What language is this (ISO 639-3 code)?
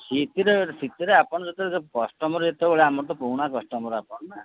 ori